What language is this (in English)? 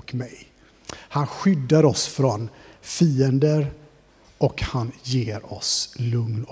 Swedish